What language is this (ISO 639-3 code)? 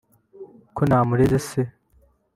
kin